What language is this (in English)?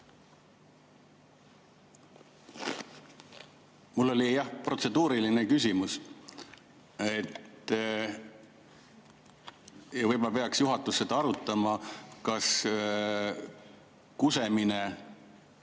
Estonian